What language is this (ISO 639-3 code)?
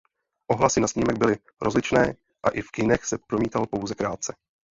ces